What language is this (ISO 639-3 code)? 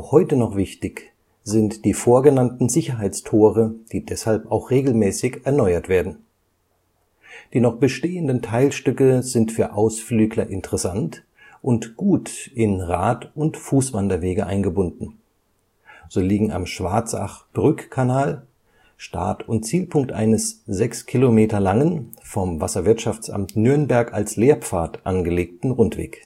deu